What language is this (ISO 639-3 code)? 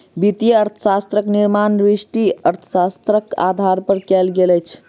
mai